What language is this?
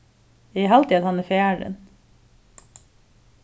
Faroese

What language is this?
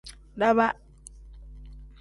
Tem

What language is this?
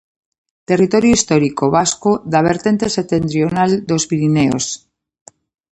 Galician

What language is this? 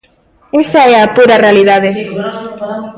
Galician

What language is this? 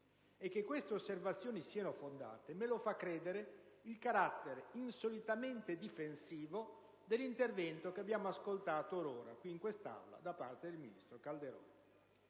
Italian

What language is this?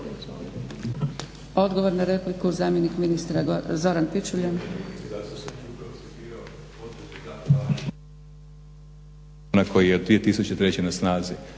Croatian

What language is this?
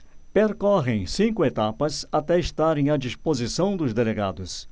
Portuguese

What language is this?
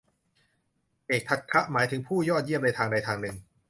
Thai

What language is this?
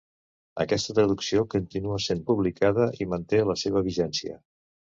Catalan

